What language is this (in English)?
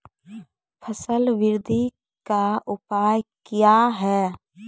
Maithili